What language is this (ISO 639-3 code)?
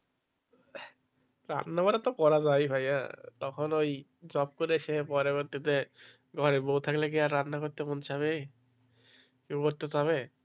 ben